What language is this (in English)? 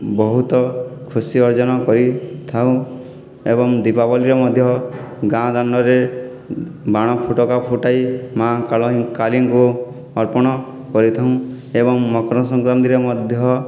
Odia